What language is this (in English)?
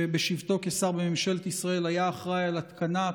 Hebrew